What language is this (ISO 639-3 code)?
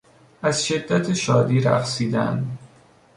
fas